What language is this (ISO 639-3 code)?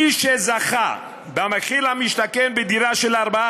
heb